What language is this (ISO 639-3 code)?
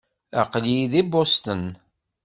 kab